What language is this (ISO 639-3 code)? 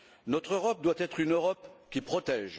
fra